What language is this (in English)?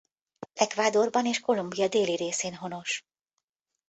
Hungarian